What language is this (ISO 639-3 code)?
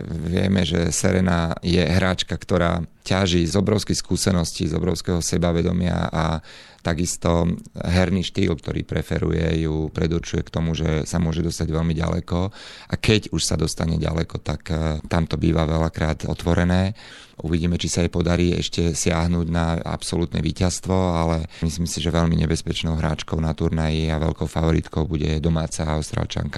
slk